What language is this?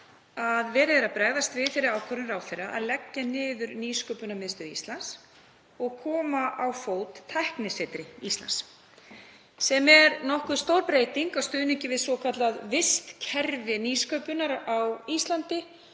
Icelandic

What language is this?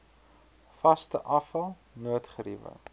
Afrikaans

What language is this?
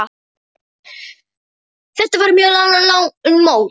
Icelandic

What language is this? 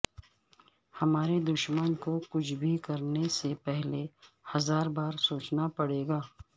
Urdu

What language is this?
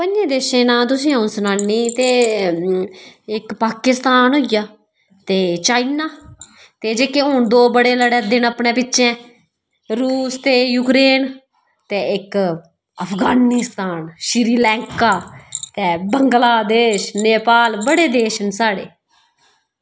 Dogri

